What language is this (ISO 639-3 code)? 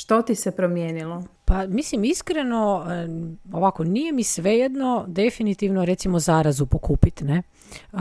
hrv